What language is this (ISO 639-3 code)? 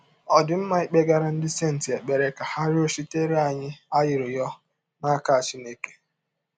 ibo